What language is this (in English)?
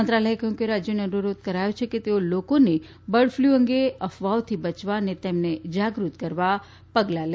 Gujarati